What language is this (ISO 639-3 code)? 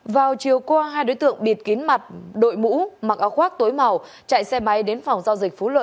vie